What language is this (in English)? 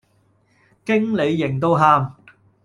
Cantonese